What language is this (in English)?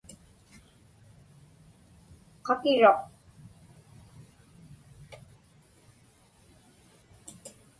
Inupiaq